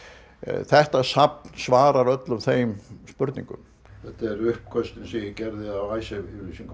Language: Icelandic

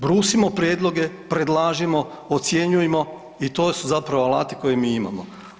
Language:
Croatian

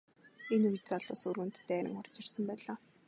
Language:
Mongolian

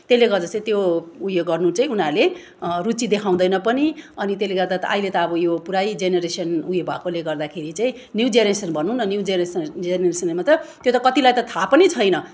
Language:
Nepali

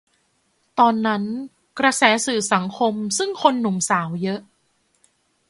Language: Thai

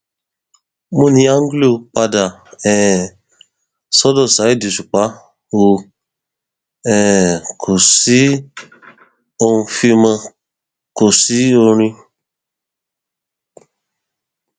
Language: Yoruba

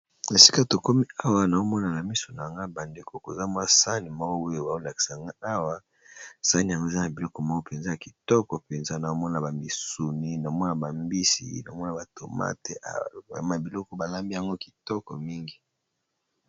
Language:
Lingala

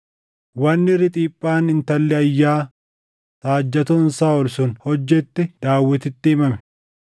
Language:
Oromo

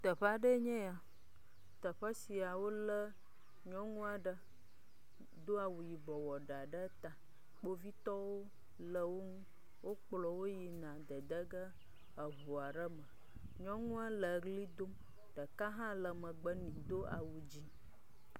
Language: Ewe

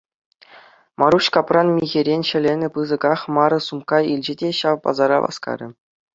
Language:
Chuvash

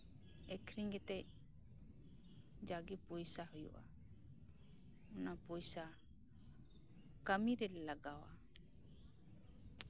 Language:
Santali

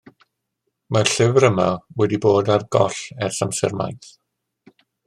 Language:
Welsh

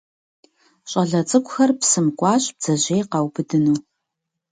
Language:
Kabardian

